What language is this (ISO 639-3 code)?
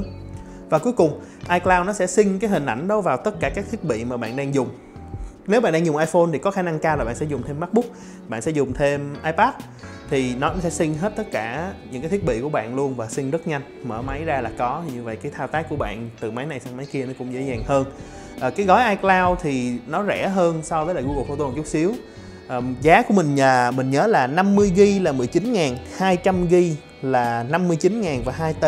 vie